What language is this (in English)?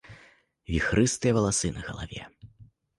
Belarusian